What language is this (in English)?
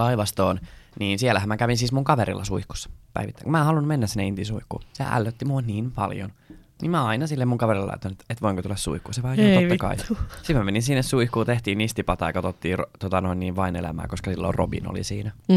Finnish